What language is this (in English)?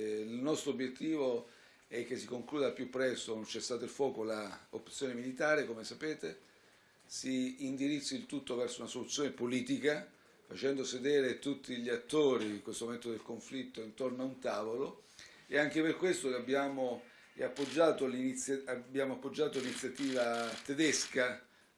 Italian